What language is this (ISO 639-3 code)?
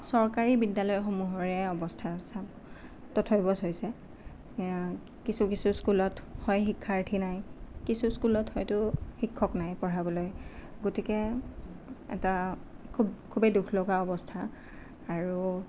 asm